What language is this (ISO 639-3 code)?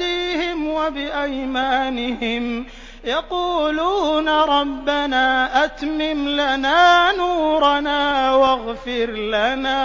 ara